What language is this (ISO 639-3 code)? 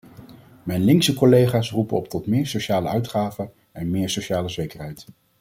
nld